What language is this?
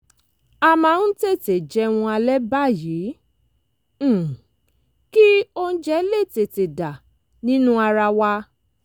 Yoruba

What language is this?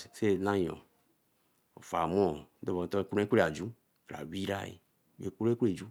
Eleme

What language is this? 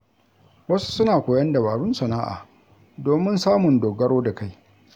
Hausa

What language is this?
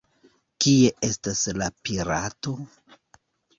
Esperanto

